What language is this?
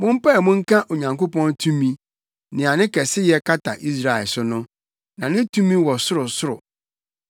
Akan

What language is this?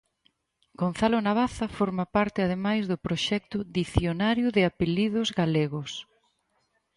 Galician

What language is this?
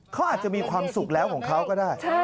Thai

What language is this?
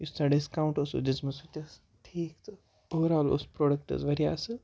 Kashmiri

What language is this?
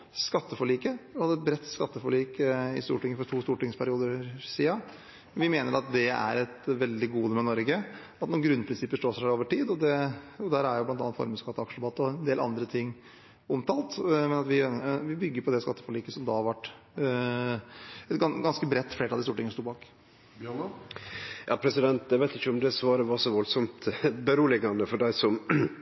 Norwegian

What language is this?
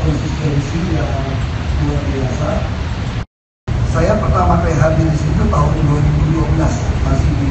Indonesian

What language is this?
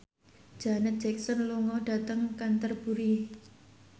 Javanese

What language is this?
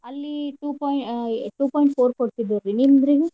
Kannada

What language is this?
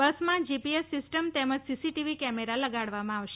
Gujarati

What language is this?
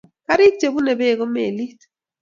Kalenjin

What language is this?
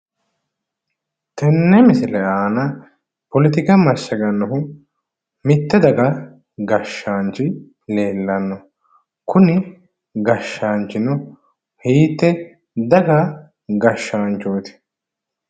Sidamo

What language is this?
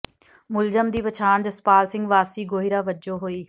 Punjabi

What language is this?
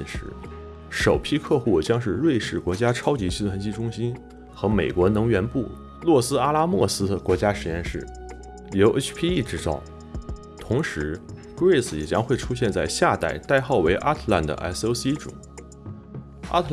Chinese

